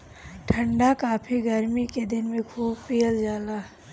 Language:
Bhojpuri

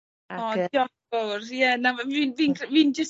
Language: Welsh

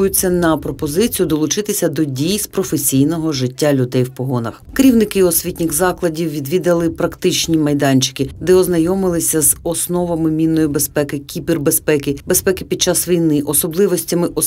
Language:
Ukrainian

